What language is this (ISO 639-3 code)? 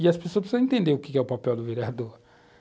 por